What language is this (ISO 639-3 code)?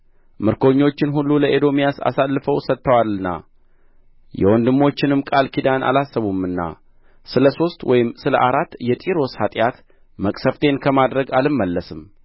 amh